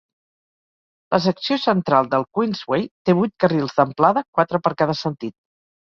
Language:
Catalan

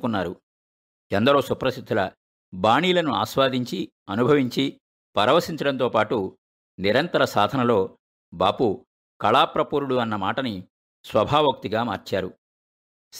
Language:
Telugu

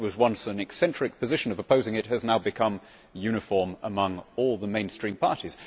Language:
English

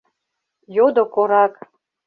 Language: Mari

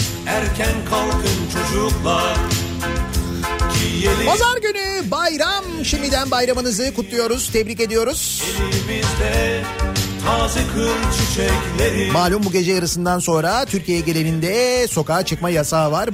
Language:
Turkish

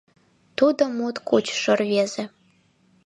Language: Mari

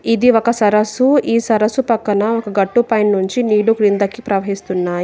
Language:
Telugu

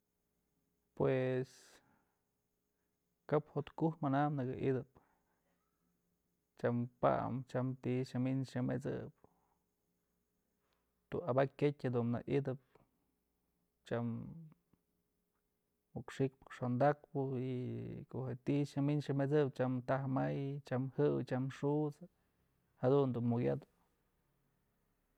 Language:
Mazatlán Mixe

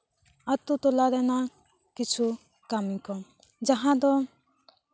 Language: Santali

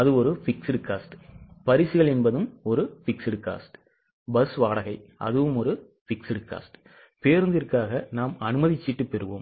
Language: Tamil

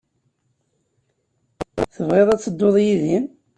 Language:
Kabyle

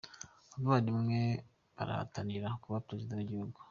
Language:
Kinyarwanda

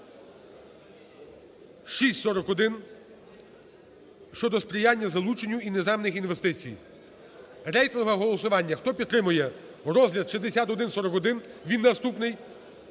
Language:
Ukrainian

